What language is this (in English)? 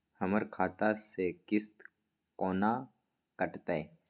Maithili